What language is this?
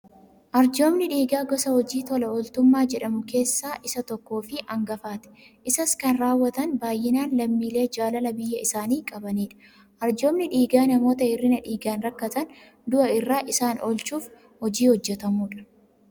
Oromo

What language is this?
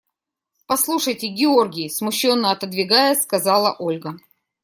Russian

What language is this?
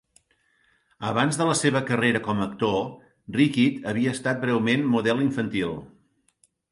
Catalan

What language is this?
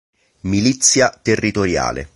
Italian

